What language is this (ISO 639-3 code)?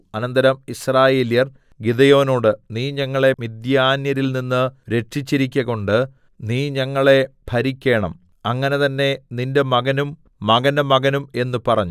mal